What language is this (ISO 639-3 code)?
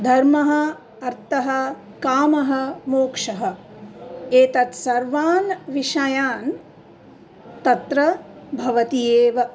san